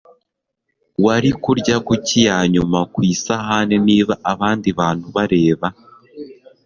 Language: Kinyarwanda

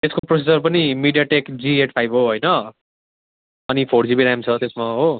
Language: Nepali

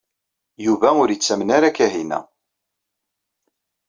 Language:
Kabyle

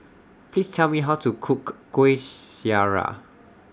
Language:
English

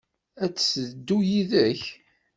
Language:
Kabyle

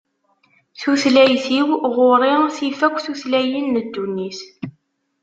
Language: Kabyle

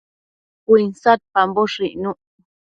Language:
Matsés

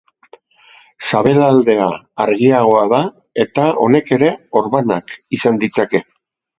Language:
Basque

